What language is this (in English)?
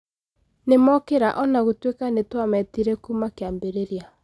Kikuyu